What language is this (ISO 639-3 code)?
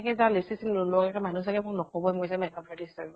asm